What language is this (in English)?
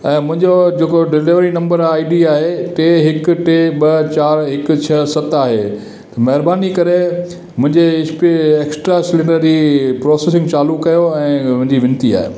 Sindhi